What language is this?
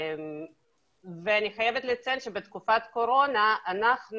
Hebrew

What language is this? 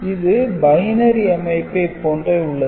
Tamil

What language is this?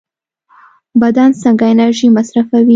Pashto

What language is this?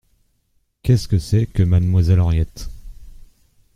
French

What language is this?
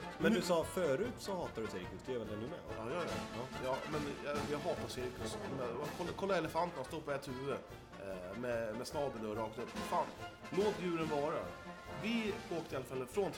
Swedish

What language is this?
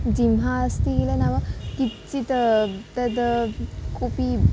Sanskrit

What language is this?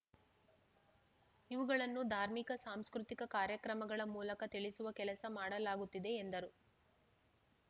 Kannada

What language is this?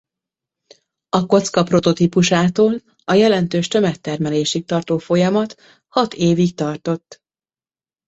Hungarian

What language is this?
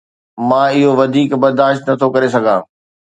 Sindhi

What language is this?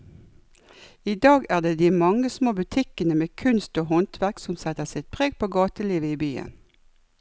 Norwegian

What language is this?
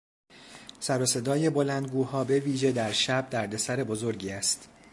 Persian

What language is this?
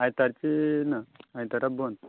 Konkani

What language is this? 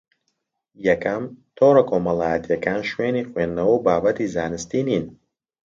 Central Kurdish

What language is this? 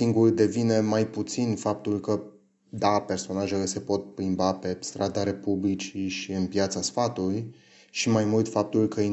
Romanian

